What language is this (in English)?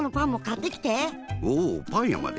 Japanese